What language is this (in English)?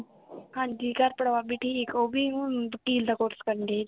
Punjabi